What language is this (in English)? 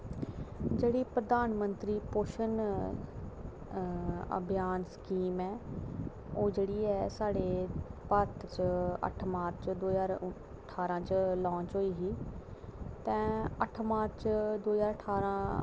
Dogri